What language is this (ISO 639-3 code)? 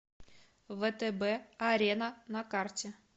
rus